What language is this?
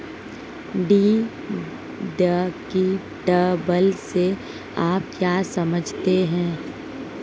Hindi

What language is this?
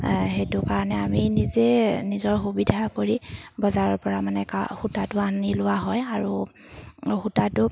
Assamese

